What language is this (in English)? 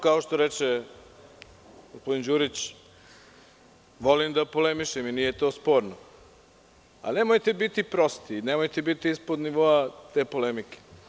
Serbian